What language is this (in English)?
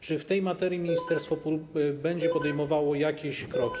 Polish